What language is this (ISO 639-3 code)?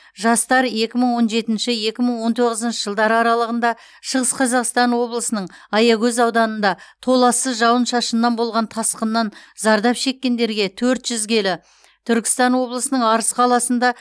kaz